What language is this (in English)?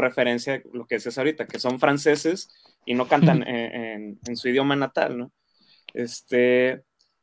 Spanish